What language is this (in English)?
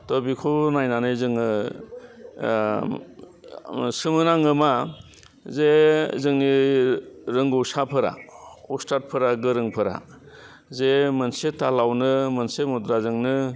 Bodo